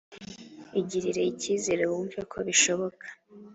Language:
Kinyarwanda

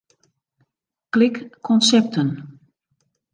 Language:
Western Frisian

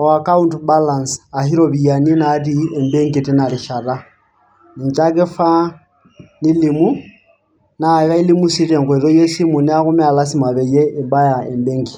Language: Masai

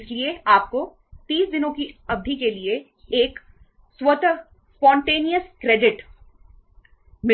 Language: Hindi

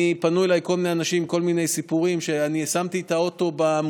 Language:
Hebrew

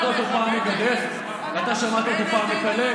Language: Hebrew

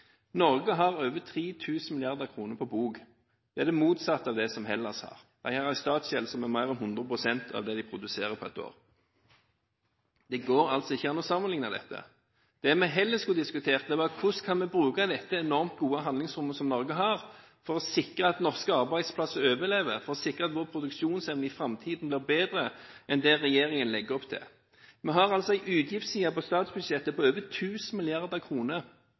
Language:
Norwegian Bokmål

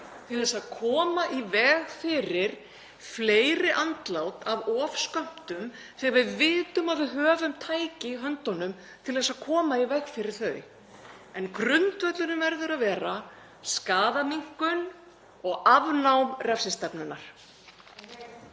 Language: Icelandic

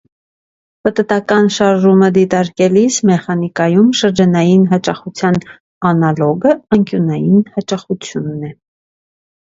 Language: Armenian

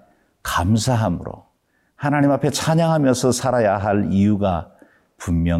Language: Korean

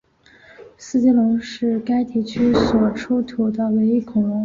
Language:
Chinese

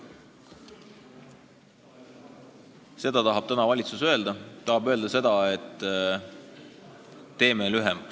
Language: Estonian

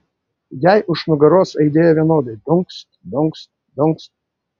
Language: Lithuanian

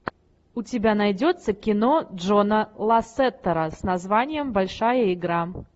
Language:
Russian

